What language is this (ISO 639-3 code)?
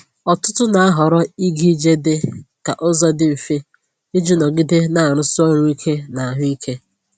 ibo